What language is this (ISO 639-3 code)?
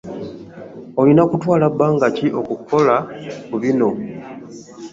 lug